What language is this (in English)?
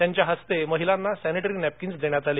Marathi